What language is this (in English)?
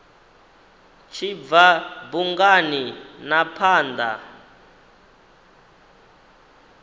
Venda